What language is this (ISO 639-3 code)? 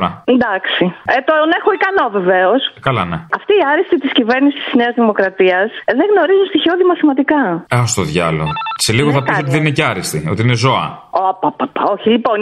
ell